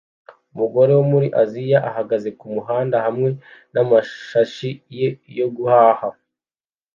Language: Kinyarwanda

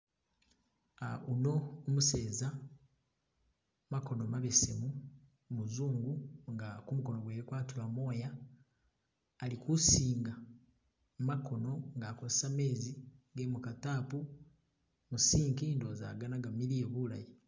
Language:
Masaaba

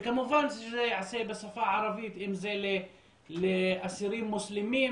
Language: Hebrew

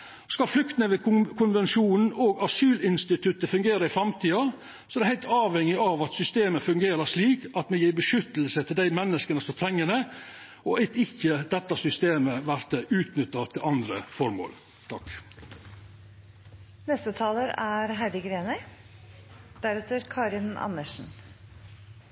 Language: Norwegian Nynorsk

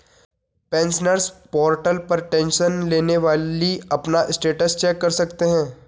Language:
Hindi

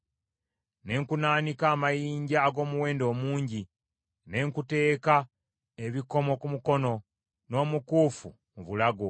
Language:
Ganda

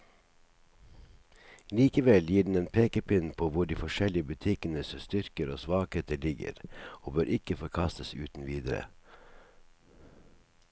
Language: Norwegian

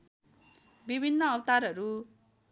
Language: Nepali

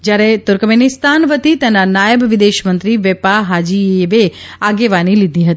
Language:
Gujarati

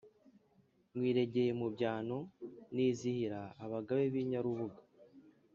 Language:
Kinyarwanda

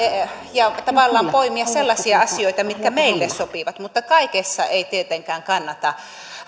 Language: Finnish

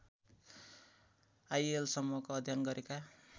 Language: Nepali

